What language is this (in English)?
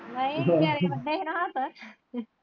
Punjabi